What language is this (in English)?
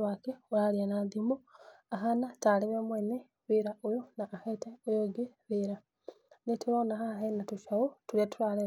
Kikuyu